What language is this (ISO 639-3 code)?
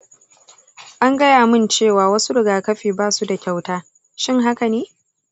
hau